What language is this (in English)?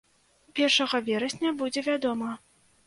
Belarusian